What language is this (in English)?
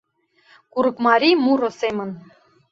Mari